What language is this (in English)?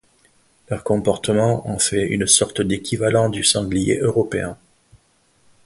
French